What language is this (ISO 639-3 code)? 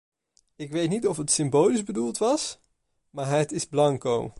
nld